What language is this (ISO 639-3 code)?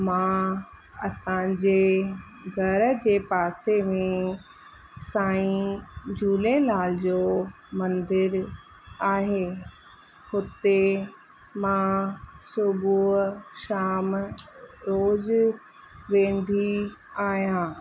snd